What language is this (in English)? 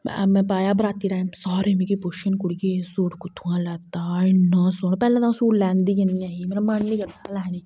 Dogri